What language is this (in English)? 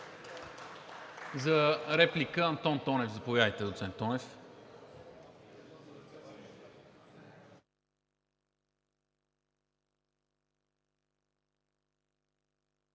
Bulgarian